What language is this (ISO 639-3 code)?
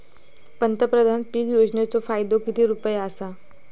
mar